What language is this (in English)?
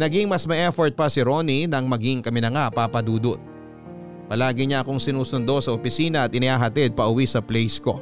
Filipino